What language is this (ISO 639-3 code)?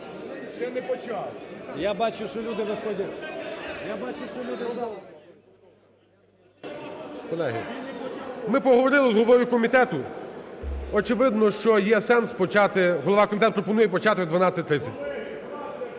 ukr